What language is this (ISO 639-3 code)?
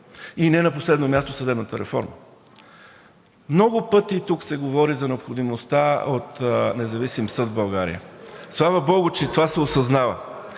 bul